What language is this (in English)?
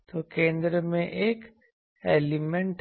Hindi